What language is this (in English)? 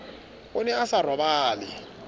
Southern Sotho